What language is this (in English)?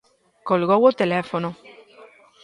Galician